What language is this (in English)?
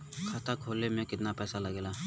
Bhojpuri